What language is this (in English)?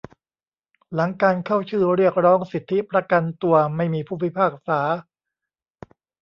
Thai